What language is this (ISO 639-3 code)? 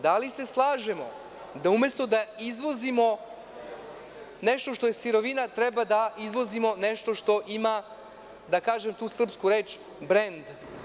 srp